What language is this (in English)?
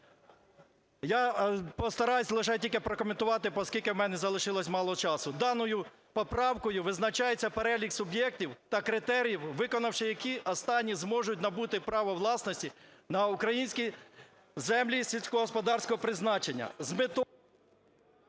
Ukrainian